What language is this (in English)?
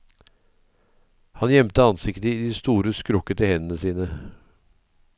Norwegian